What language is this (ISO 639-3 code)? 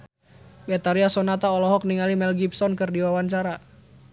sun